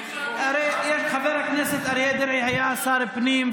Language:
Hebrew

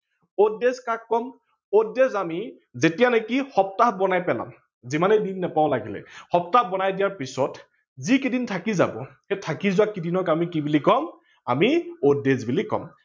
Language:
Assamese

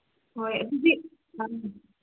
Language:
Manipuri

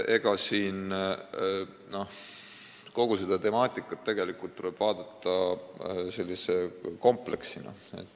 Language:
Estonian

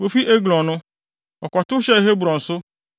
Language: Akan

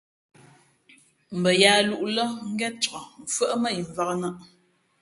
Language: Fe'fe'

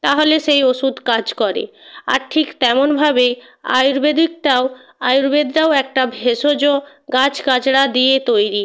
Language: Bangla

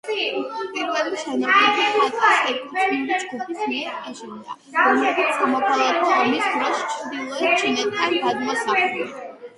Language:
Georgian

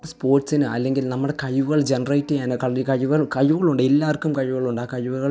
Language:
Malayalam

